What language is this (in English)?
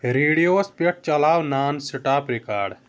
Kashmiri